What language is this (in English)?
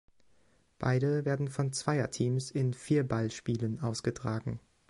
German